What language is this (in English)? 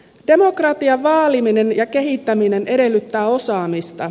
Finnish